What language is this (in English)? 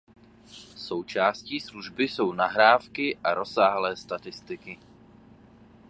Czech